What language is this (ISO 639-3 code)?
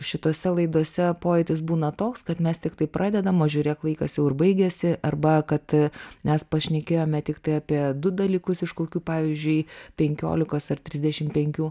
lit